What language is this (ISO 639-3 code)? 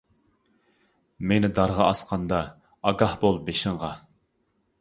uig